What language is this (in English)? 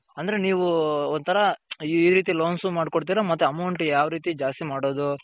Kannada